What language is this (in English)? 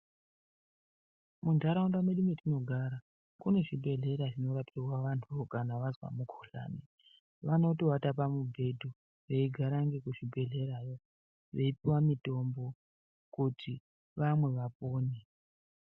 Ndau